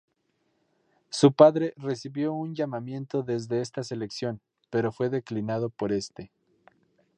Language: Spanish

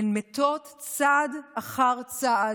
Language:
Hebrew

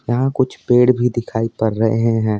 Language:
Hindi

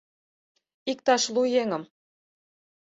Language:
Mari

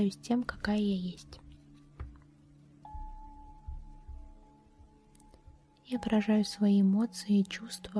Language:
Russian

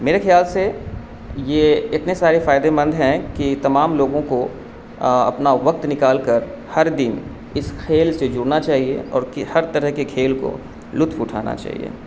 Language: Urdu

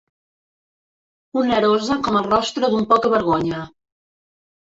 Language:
Catalan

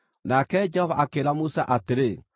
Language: Kikuyu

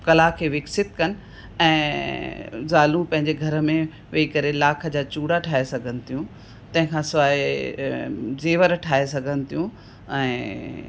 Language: Sindhi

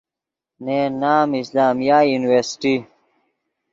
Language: Yidgha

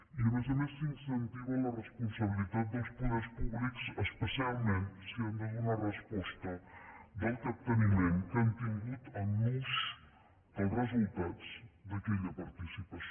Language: Catalan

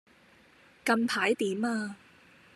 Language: Cantonese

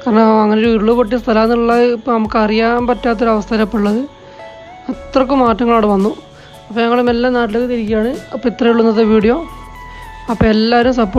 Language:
Turkish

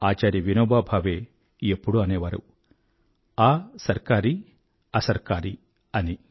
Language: Telugu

